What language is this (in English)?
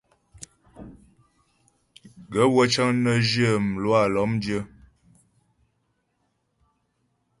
Ghomala